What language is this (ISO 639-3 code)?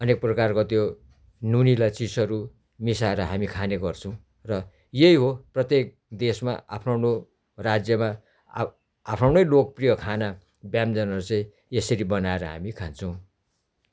nep